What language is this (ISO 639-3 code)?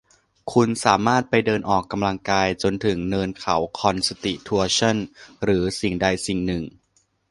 tha